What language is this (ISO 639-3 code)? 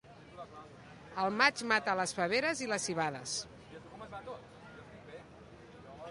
cat